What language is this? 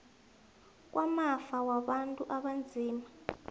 South Ndebele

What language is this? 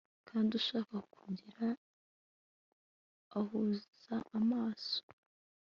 Kinyarwanda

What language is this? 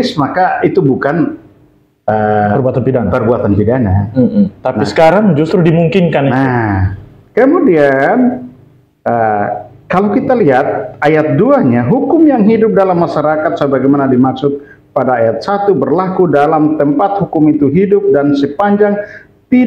Indonesian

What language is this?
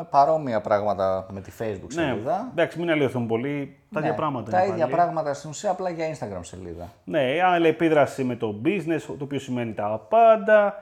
Greek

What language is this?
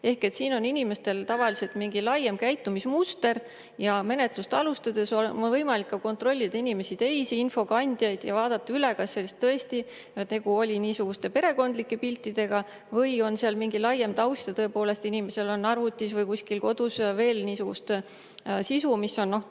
Estonian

